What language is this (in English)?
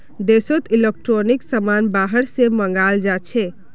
Magahi